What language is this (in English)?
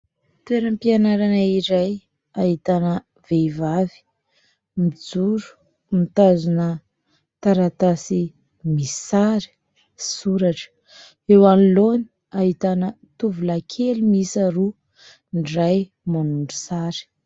Malagasy